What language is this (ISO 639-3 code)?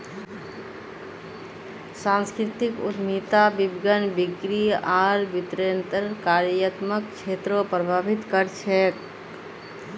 mag